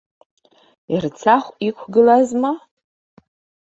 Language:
Abkhazian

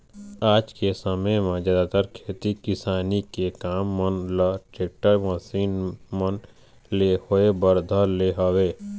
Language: Chhattisgarhi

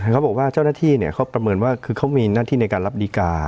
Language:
Thai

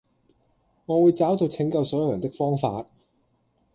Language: Cantonese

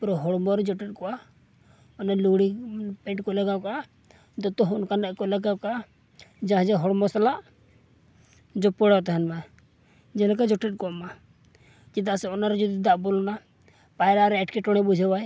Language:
Santali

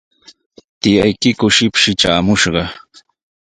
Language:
Sihuas Ancash Quechua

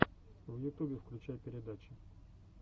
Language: Russian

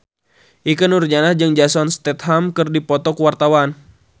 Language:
Sundanese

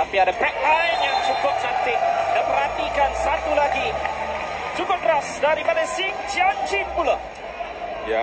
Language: Malay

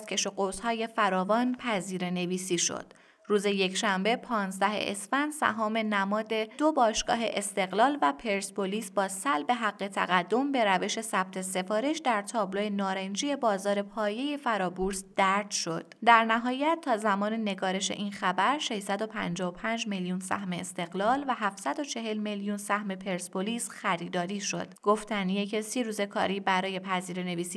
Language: Persian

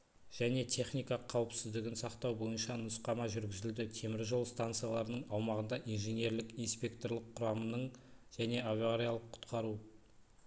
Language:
Kazakh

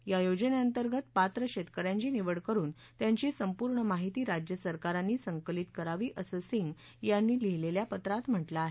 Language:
Marathi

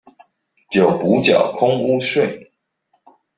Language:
Chinese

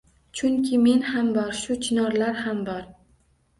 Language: Uzbek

